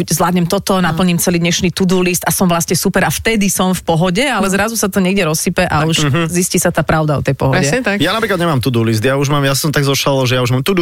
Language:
Slovak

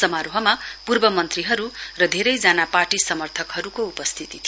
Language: Nepali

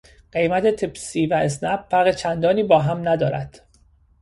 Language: Persian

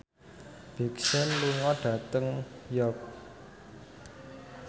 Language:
Javanese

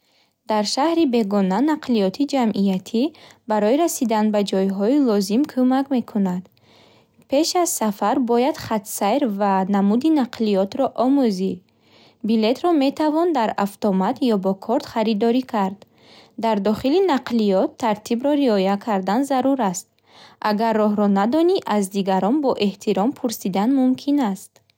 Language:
Bukharic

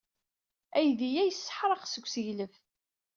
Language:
Kabyle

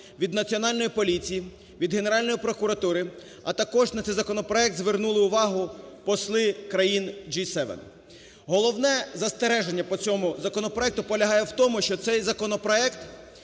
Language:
Ukrainian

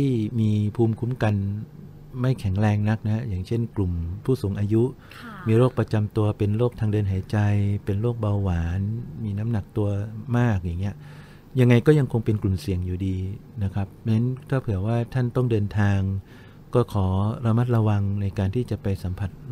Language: Thai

